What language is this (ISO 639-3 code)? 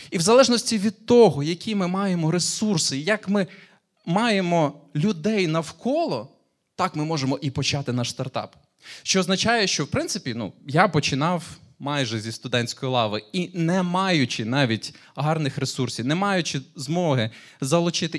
ukr